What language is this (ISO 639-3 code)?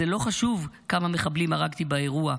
heb